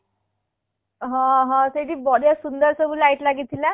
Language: Odia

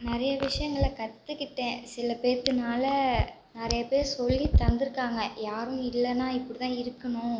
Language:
Tamil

